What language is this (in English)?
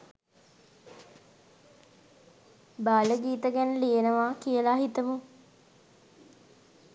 Sinhala